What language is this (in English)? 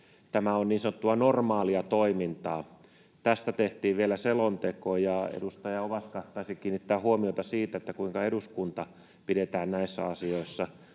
Finnish